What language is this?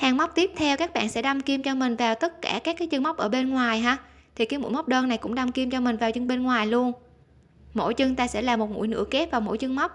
Vietnamese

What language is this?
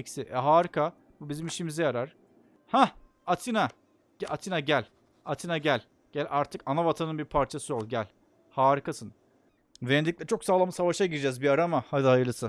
Turkish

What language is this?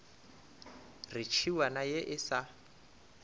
Northern Sotho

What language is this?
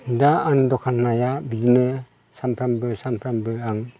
Bodo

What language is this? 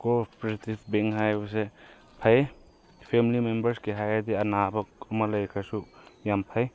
Manipuri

